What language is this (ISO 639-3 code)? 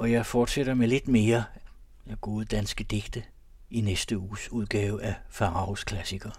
dan